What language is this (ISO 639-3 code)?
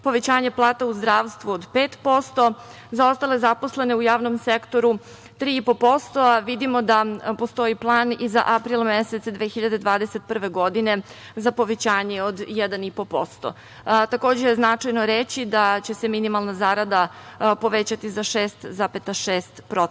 srp